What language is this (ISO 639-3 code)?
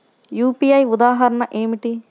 tel